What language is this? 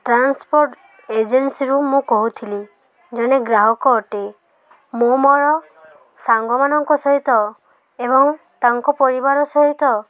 Odia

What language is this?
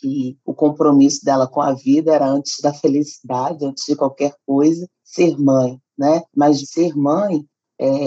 Portuguese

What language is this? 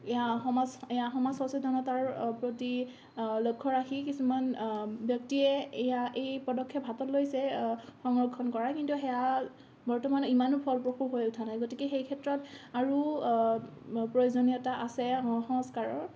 Assamese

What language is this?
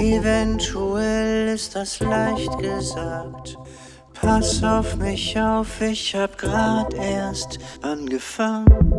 Dutch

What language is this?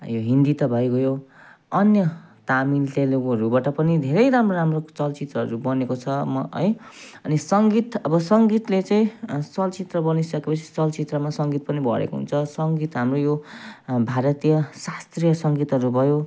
Nepali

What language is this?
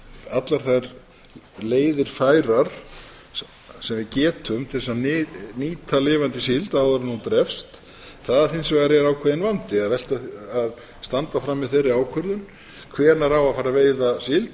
Icelandic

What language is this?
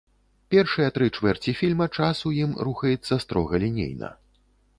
Belarusian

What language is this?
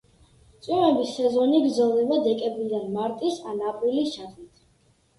Georgian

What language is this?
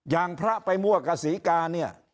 Thai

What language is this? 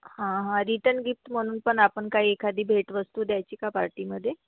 Marathi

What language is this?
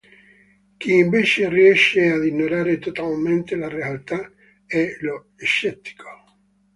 Italian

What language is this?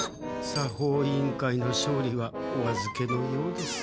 Japanese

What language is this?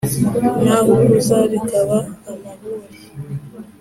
Kinyarwanda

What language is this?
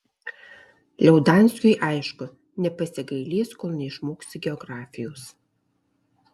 Lithuanian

